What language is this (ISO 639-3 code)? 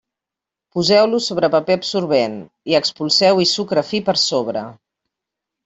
cat